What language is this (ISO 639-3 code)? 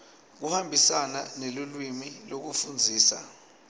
ssw